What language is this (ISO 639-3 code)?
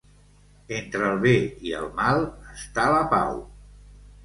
cat